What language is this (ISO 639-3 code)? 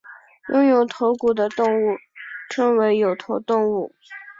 zho